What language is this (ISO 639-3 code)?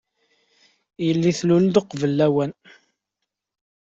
kab